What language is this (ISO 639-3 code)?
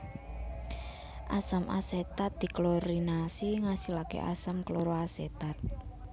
jav